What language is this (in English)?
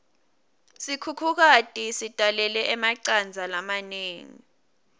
Swati